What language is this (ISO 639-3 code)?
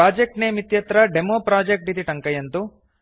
san